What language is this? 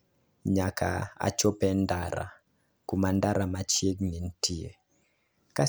Luo (Kenya and Tanzania)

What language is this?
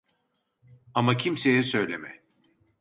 Turkish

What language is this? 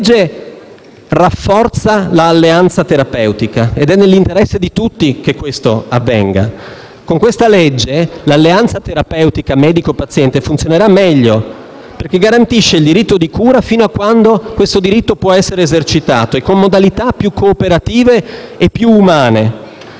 Italian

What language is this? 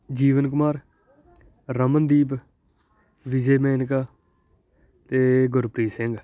Punjabi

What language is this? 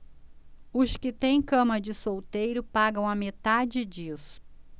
Portuguese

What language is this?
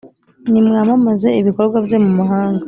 Kinyarwanda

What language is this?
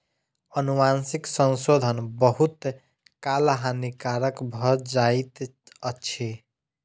Maithili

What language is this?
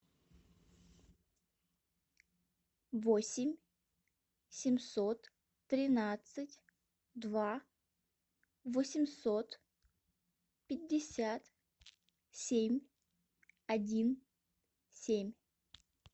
Russian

